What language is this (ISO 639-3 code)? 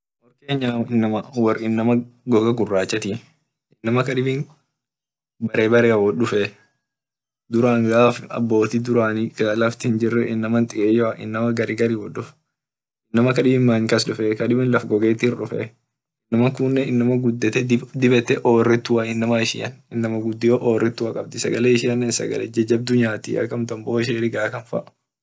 orc